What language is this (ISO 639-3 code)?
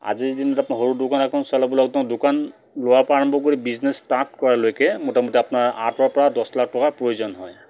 asm